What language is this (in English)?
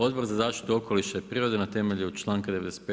Croatian